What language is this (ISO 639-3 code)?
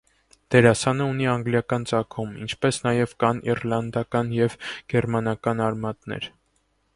hye